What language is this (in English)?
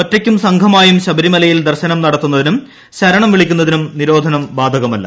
Malayalam